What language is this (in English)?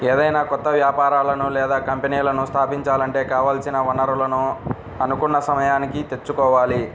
Telugu